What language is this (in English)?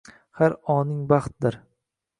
Uzbek